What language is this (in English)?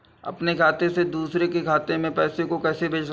Hindi